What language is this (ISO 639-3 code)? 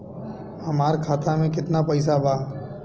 bho